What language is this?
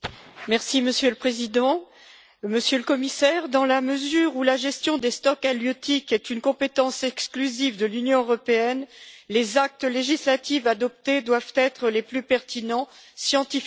French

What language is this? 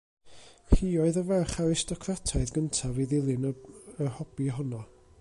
Welsh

